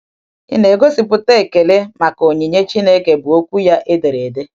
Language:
Igbo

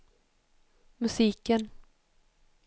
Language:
Swedish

